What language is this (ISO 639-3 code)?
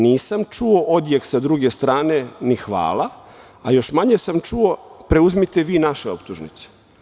srp